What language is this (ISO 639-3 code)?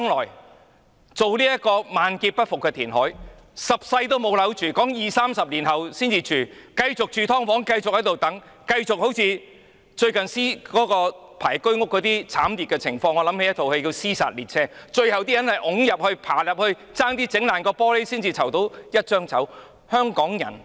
yue